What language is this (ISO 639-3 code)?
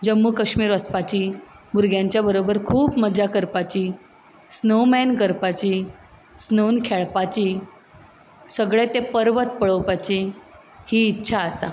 kok